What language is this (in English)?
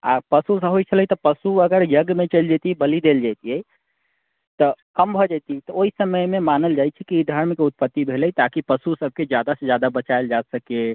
Maithili